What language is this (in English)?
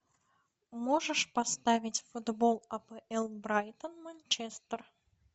Russian